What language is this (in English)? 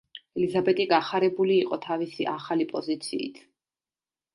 Georgian